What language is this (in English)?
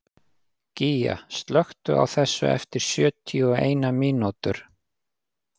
Icelandic